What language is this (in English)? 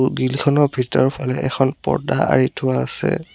Assamese